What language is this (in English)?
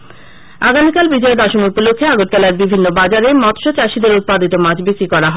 Bangla